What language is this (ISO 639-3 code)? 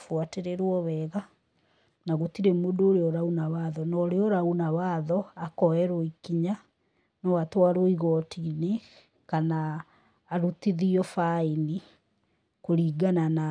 kik